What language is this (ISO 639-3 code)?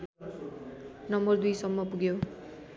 nep